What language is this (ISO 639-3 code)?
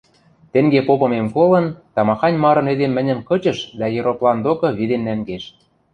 mrj